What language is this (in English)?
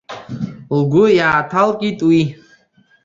Abkhazian